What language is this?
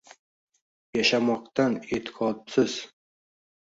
Uzbek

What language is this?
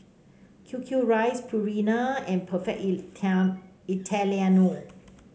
English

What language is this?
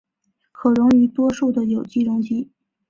Chinese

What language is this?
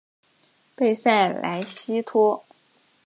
Chinese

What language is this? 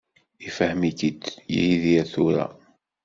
Kabyle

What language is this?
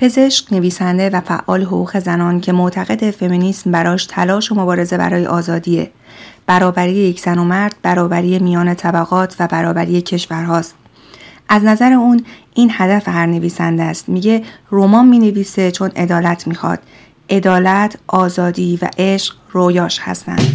Persian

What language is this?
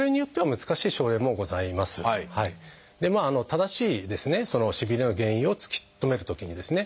Japanese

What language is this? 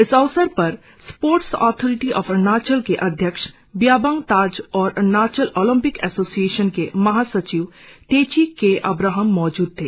Hindi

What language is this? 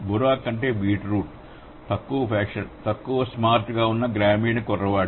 Telugu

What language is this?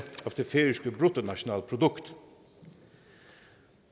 Danish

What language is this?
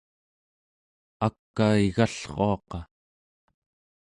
Central Yupik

